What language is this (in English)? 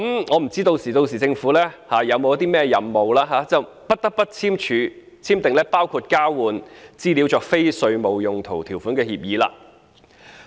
Cantonese